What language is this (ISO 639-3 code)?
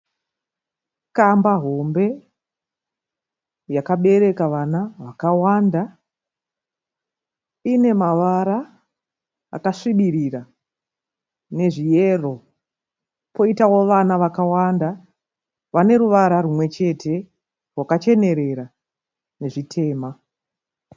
sna